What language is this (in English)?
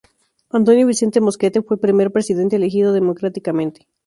Spanish